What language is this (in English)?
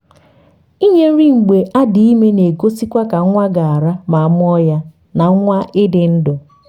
Igbo